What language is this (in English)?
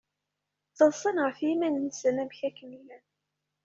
Kabyle